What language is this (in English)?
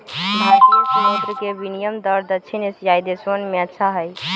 Magahi